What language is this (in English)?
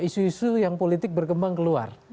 Indonesian